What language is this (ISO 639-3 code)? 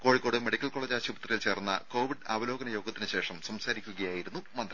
mal